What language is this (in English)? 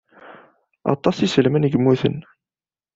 Kabyle